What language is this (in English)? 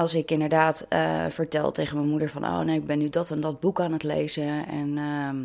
Dutch